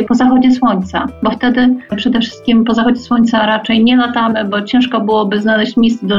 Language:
Polish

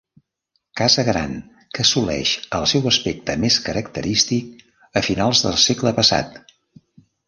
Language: Catalan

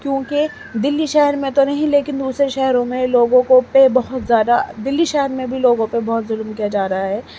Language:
Urdu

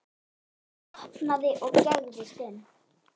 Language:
Icelandic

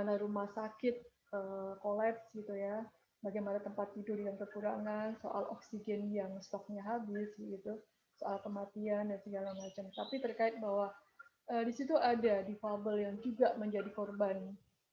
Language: Indonesian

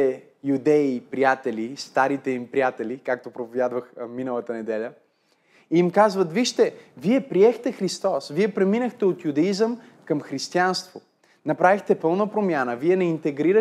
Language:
Bulgarian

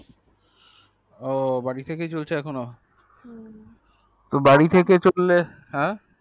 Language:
Bangla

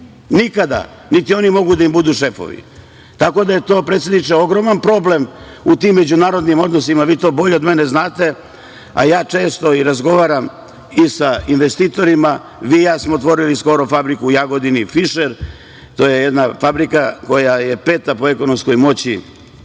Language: Serbian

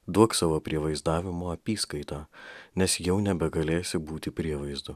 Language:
Lithuanian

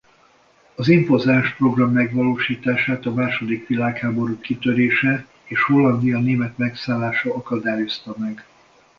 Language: Hungarian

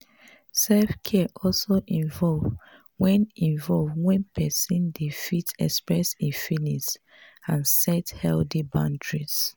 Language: Nigerian Pidgin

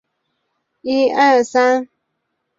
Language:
Chinese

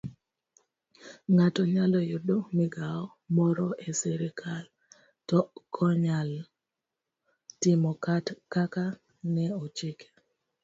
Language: Luo (Kenya and Tanzania)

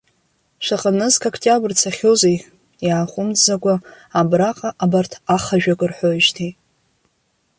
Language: Abkhazian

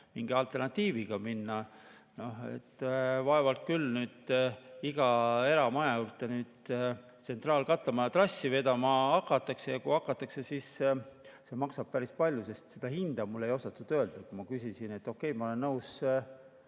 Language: Estonian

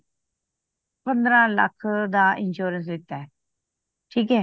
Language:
Punjabi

